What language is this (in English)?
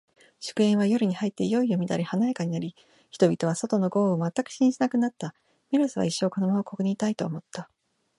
Japanese